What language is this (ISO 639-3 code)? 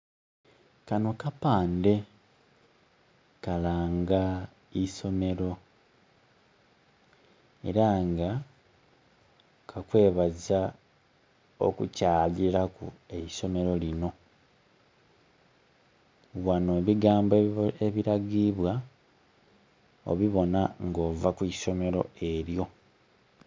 xog